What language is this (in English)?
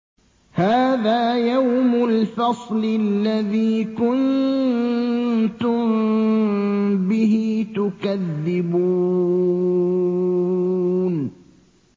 Arabic